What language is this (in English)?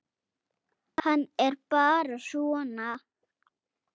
Icelandic